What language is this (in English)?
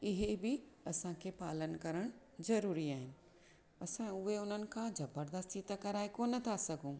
Sindhi